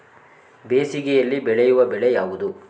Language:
Kannada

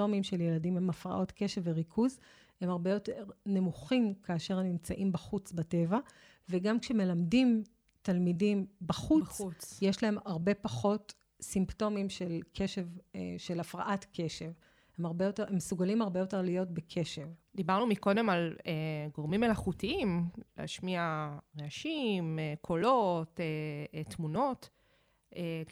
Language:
Hebrew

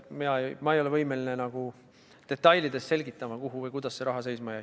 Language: Estonian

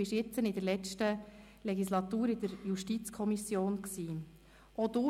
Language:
Swiss German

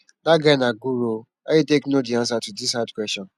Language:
Nigerian Pidgin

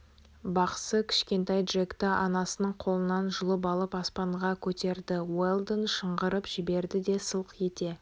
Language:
Kazakh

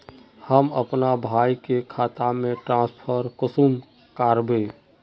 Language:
Magahi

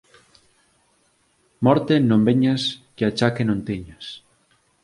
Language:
Galician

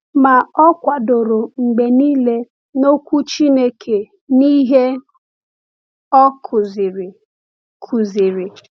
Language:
Igbo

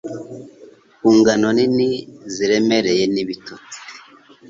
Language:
Kinyarwanda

